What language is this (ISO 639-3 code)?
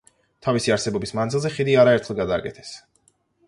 kat